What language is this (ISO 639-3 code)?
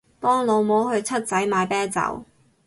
yue